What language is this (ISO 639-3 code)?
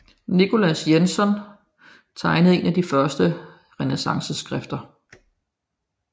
dan